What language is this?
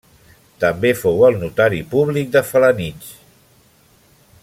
Catalan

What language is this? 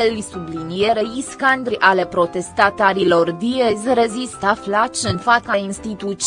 Romanian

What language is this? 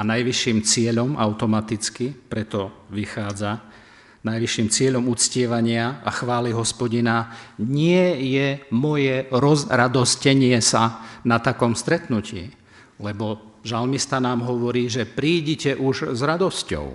Slovak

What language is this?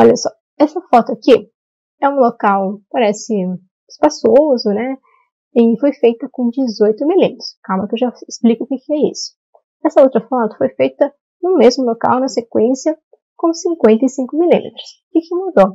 Portuguese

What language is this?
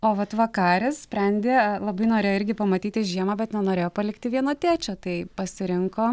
Lithuanian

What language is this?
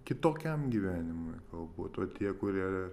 Lithuanian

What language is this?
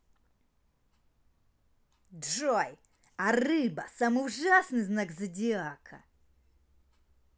Russian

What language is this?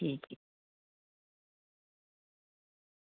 Dogri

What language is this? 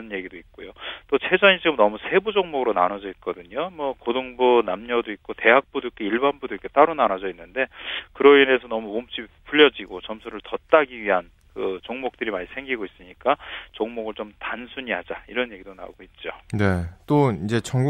Korean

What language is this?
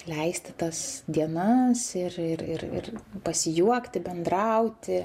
Lithuanian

